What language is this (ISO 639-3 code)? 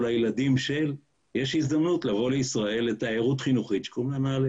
heb